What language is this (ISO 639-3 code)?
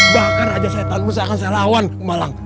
ind